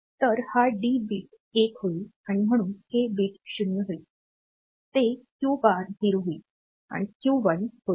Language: Marathi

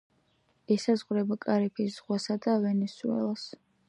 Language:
Georgian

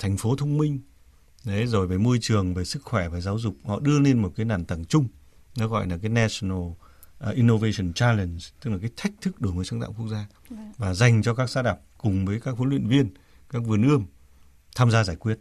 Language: Vietnamese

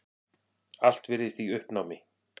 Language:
Icelandic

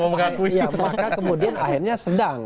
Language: Indonesian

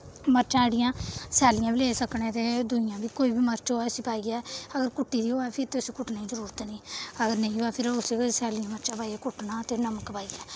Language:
Dogri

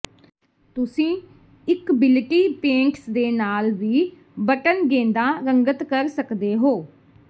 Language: Punjabi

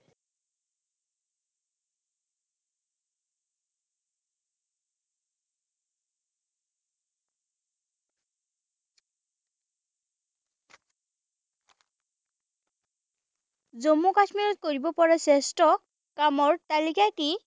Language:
Assamese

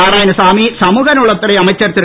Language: Tamil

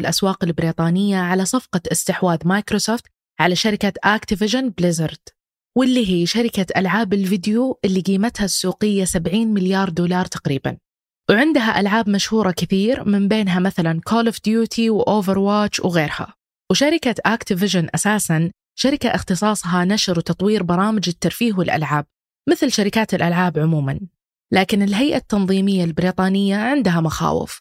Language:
Arabic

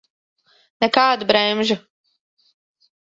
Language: Latvian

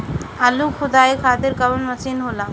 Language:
Bhojpuri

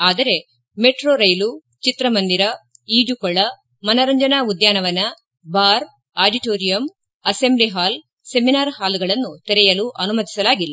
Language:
Kannada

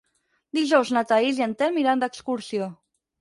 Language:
Catalan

